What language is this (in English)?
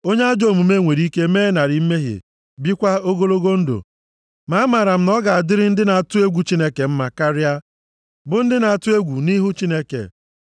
Igbo